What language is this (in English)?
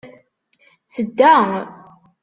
Kabyle